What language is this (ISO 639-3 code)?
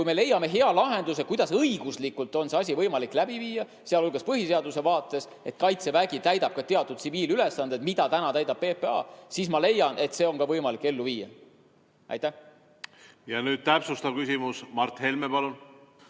est